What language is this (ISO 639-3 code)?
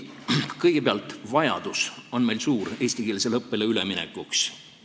est